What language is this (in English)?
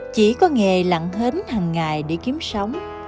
Vietnamese